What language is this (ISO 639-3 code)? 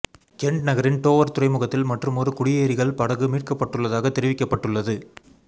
tam